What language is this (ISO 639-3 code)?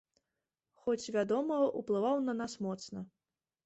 bel